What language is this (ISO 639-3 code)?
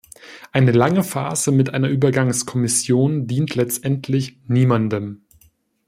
deu